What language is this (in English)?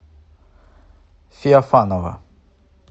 Russian